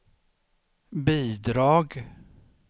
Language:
Swedish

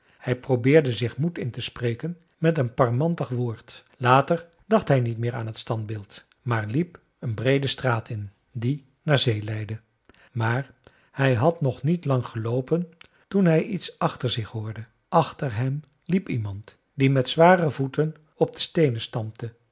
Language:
Dutch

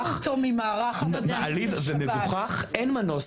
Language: Hebrew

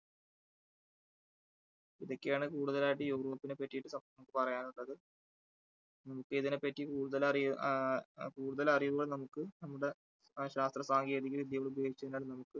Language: Malayalam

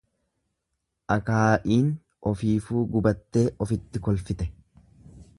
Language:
Oromo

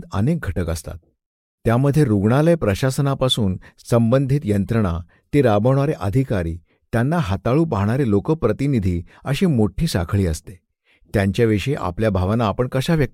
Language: Marathi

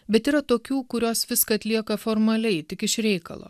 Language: Lithuanian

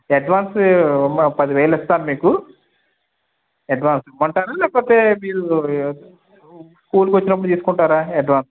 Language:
Telugu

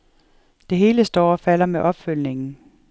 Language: Danish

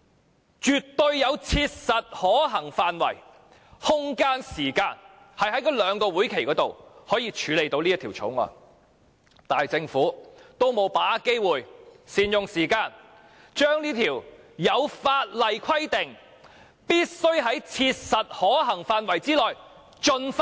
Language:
Cantonese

